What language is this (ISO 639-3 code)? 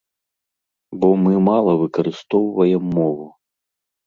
bel